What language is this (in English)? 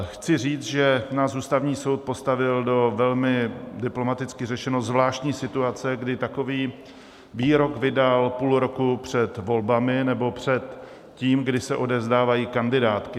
Czech